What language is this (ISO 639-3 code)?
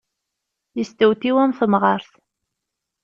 kab